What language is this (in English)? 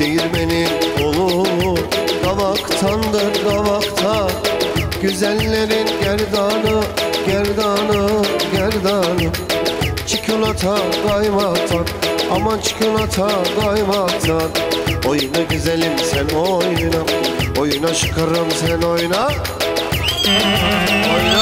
Turkish